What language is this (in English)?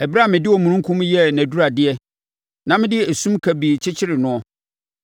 Akan